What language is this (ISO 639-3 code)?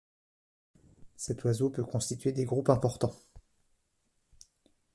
fra